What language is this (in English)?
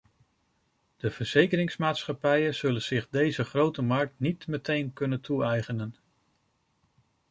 Dutch